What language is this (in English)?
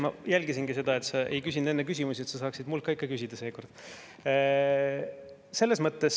Estonian